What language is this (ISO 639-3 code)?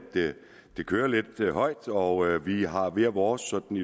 dan